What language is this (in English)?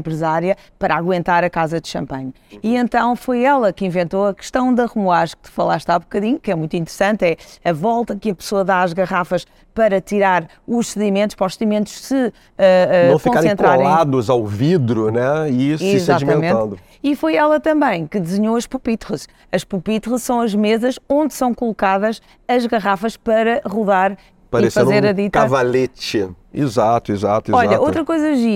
Portuguese